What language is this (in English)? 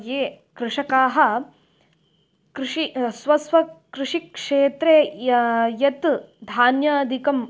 Sanskrit